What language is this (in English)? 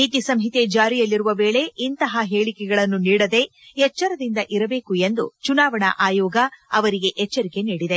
Kannada